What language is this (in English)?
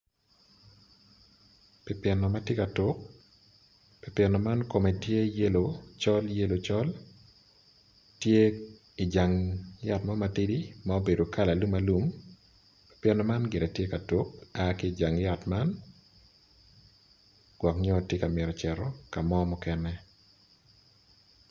Acoli